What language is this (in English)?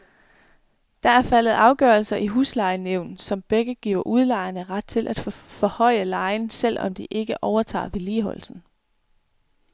Danish